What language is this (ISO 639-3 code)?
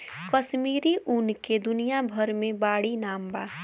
bho